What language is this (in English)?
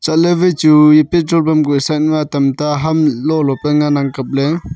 Wancho Naga